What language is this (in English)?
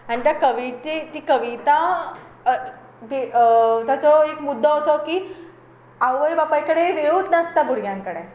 Konkani